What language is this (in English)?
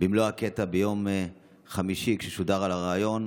Hebrew